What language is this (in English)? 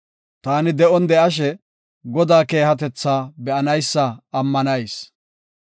Gofa